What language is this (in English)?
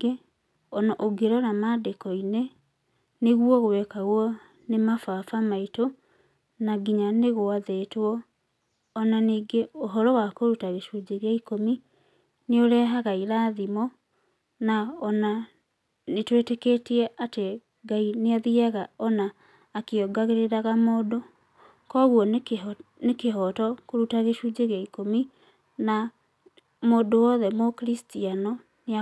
Kikuyu